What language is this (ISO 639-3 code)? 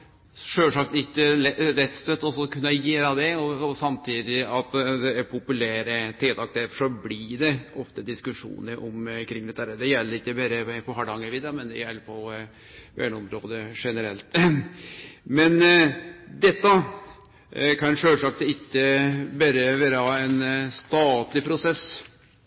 nno